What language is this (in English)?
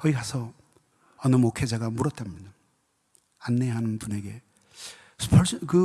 Korean